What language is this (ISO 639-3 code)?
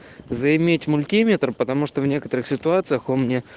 rus